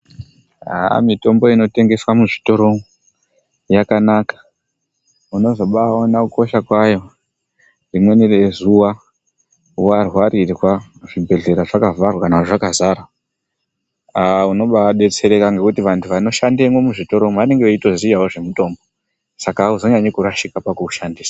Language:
Ndau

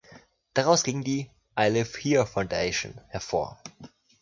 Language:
German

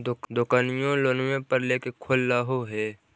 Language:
Magahi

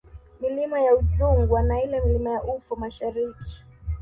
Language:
Swahili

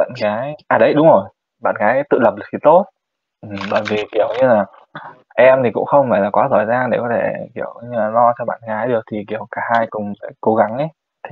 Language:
Vietnamese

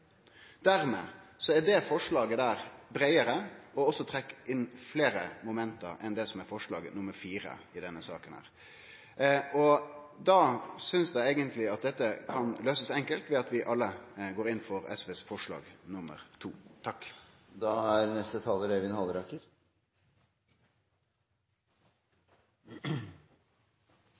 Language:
Norwegian Nynorsk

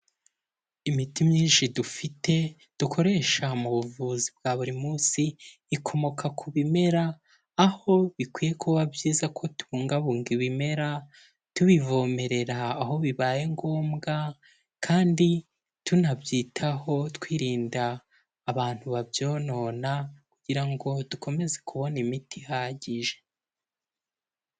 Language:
Kinyarwanda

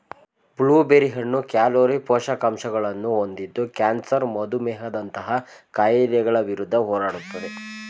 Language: Kannada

